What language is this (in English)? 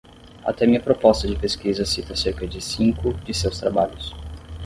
Portuguese